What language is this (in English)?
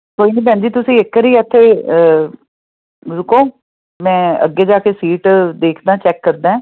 Punjabi